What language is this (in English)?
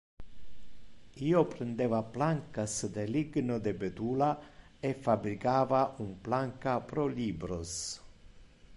Interlingua